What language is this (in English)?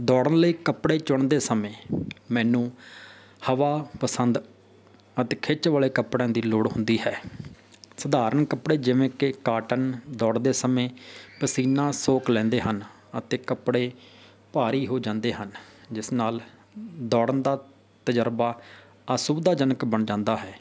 Punjabi